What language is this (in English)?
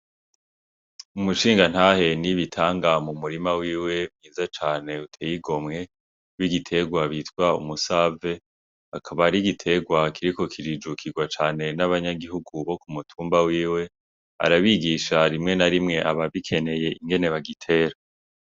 Rundi